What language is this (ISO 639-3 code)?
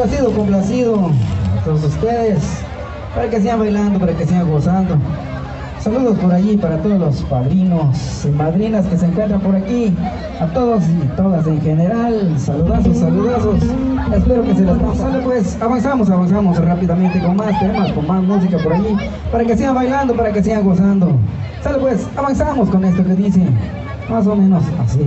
spa